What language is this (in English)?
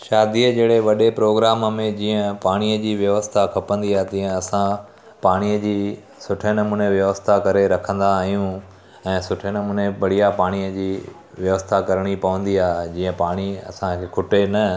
Sindhi